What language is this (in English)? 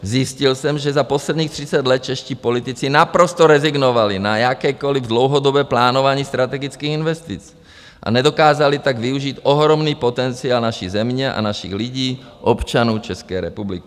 Czech